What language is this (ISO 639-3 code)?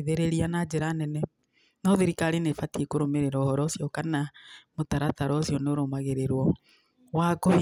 kik